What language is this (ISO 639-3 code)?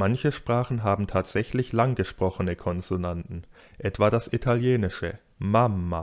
deu